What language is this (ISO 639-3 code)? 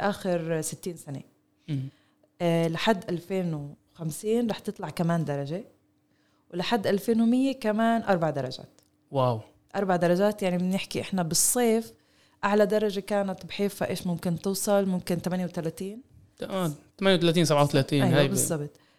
ara